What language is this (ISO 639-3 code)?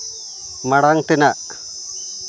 sat